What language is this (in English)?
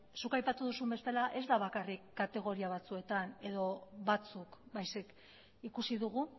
Basque